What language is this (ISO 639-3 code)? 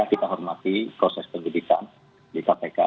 ind